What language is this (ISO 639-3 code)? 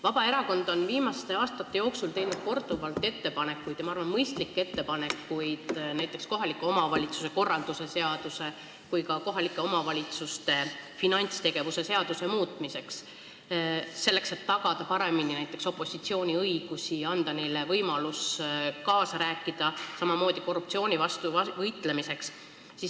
est